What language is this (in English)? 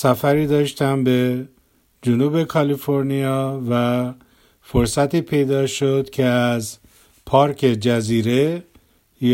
Persian